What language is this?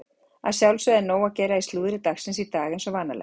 Icelandic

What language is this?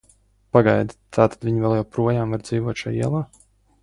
Latvian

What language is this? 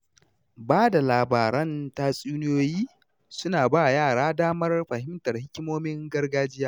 Hausa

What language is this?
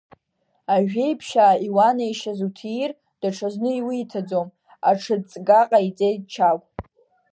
Abkhazian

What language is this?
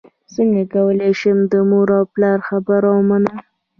Pashto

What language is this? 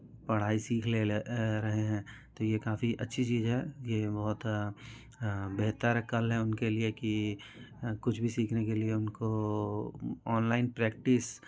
Hindi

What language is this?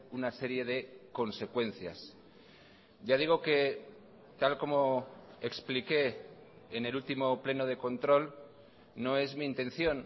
Spanish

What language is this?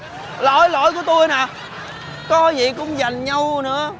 Vietnamese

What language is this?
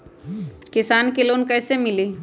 Magahi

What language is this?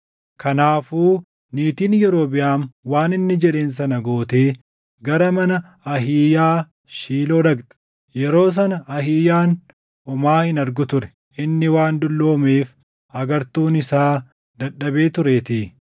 Oromo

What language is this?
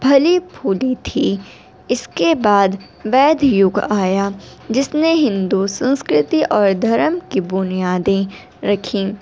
Urdu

